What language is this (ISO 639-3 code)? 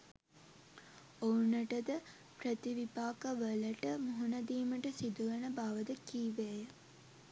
sin